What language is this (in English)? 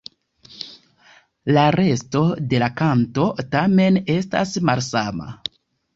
Esperanto